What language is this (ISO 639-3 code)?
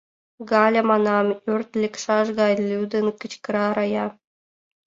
chm